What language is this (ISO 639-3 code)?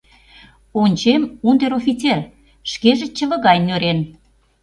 chm